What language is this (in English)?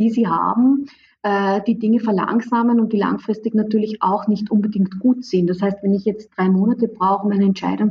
German